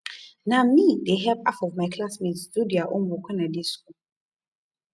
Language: Nigerian Pidgin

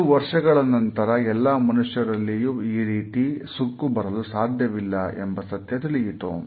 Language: Kannada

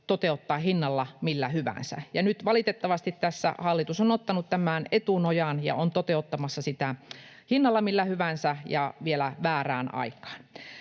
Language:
Finnish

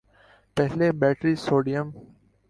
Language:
Urdu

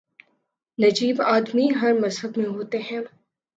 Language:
Urdu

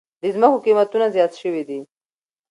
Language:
Pashto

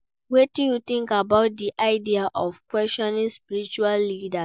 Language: Nigerian Pidgin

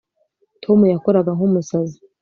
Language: Kinyarwanda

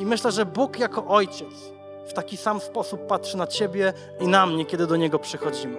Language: Polish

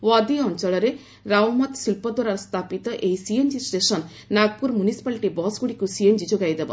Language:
Odia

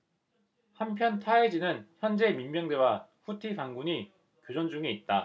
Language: Korean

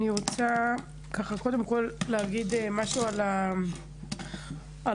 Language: Hebrew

